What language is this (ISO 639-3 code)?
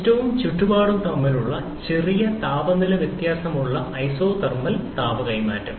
mal